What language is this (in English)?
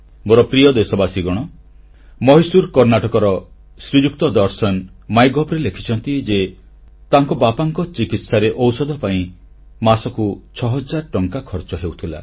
Odia